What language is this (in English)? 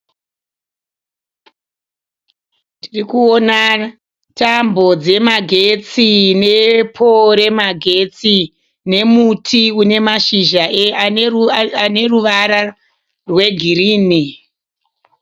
Shona